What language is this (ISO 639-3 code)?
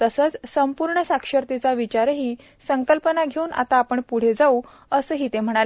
mar